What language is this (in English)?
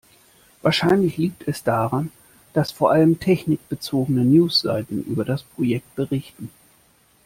German